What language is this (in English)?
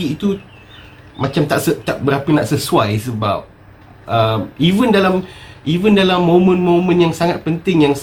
Malay